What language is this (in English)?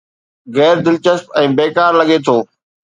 Sindhi